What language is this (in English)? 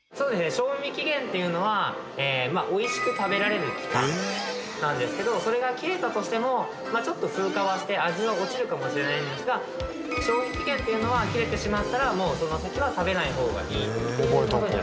Japanese